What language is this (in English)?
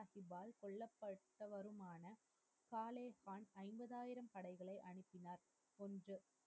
Tamil